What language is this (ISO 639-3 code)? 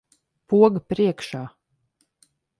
lav